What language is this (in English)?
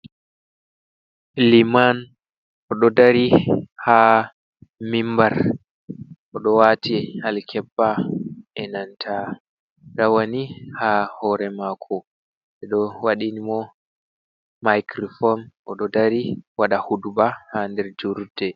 Fula